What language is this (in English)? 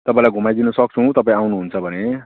Nepali